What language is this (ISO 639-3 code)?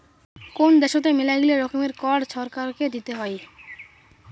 ben